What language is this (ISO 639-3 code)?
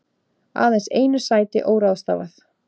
isl